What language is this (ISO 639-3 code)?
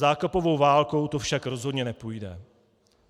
ces